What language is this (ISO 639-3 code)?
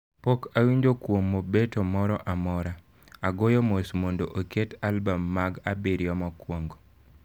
luo